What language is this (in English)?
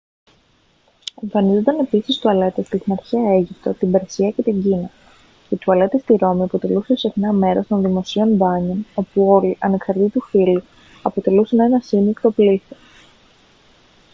Greek